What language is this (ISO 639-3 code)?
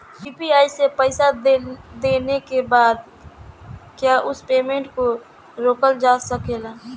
bho